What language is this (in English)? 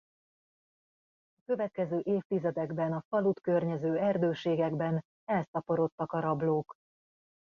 Hungarian